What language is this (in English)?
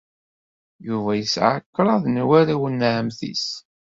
Kabyle